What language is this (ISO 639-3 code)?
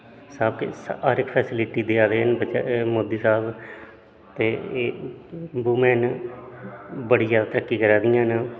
doi